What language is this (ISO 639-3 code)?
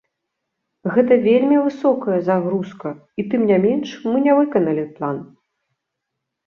bel